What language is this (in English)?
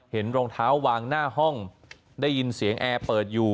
Thai